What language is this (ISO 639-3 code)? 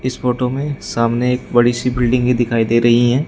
hin